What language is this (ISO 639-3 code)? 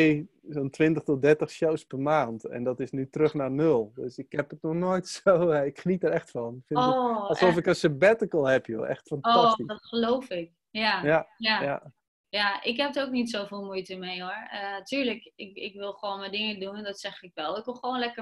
nld